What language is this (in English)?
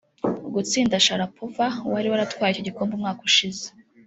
Kinyarwanda